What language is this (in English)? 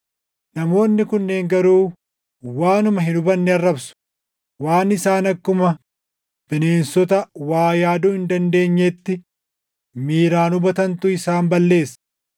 Oromo